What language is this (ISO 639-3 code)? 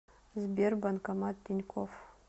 rus